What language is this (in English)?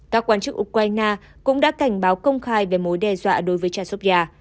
Vietnamese